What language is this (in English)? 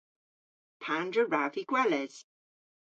Cornish